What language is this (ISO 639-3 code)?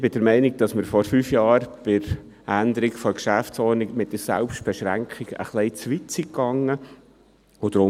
gsw